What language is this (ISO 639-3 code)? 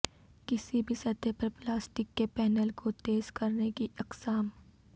urd